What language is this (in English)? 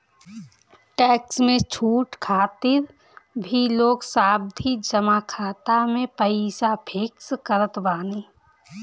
Bhojpuri